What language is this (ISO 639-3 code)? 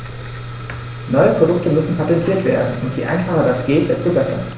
deu